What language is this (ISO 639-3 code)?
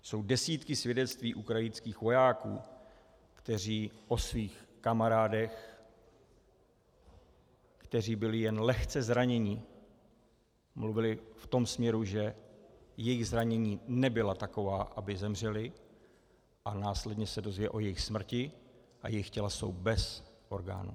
ces